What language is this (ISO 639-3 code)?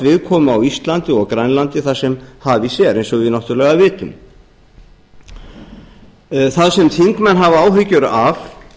isl